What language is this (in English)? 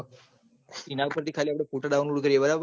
Gujarati